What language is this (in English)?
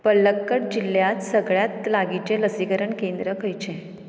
Konkani